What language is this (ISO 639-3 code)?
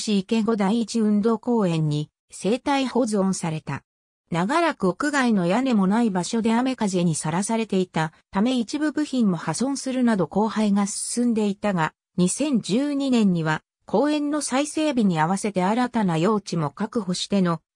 jpn